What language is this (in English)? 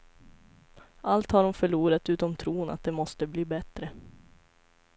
Swedish